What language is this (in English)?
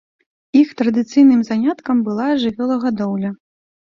Belarusian